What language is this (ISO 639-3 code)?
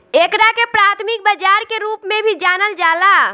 bho